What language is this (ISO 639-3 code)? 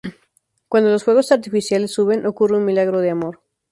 spa